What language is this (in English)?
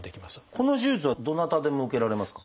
Japanese